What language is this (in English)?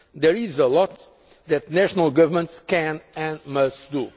English